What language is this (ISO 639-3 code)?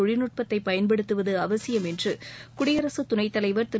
tam